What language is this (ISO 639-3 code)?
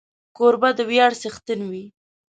pus